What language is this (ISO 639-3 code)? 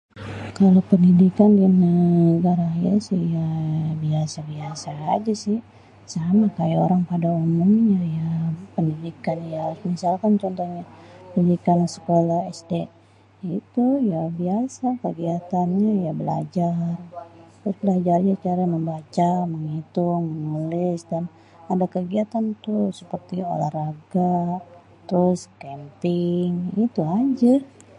bew